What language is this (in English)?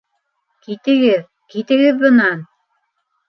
Bashkir